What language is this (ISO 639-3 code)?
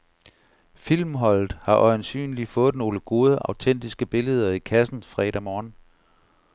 dan